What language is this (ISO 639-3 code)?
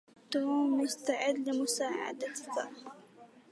ara